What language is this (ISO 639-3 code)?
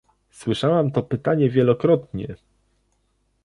pol